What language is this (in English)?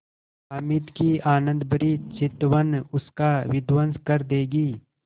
Hindi